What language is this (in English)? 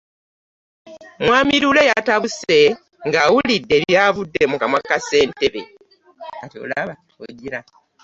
Ganda